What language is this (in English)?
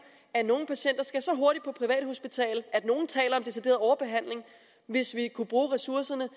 Danish